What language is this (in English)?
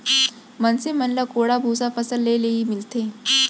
Chhattisgarhi